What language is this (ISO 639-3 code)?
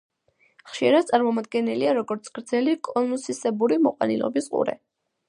kat